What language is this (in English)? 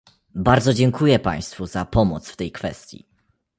Polish